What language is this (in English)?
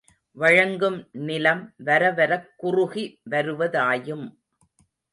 Tamil